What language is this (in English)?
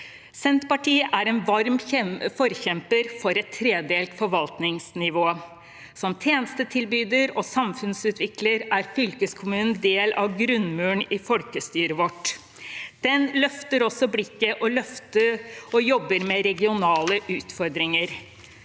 Norwegian